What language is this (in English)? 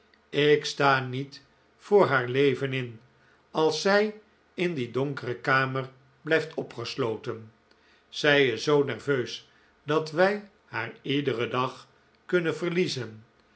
Dutch